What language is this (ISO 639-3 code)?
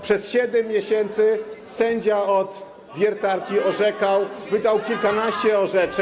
pol